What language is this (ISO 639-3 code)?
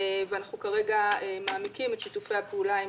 heb